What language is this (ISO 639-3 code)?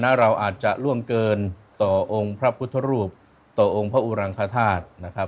tha